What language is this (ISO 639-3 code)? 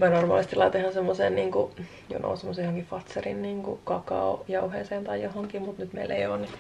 fin